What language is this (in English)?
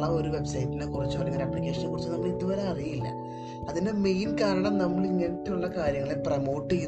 Malayalam